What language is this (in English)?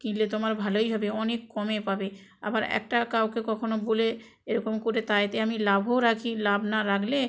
Bangla